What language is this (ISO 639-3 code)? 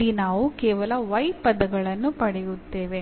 kan